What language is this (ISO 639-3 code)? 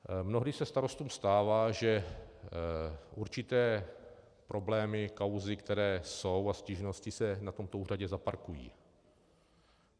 ces